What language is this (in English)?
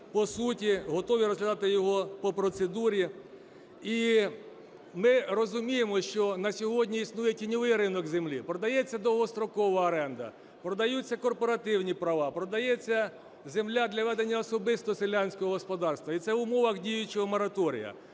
Ukrainian